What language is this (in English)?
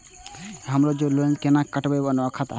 Maithili